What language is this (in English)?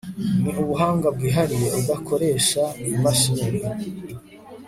Kinyarwanda